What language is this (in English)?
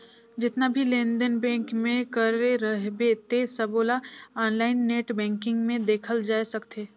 Chhattisgarhi